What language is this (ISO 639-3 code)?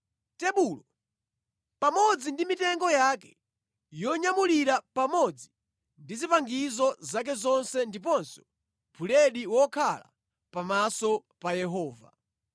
nya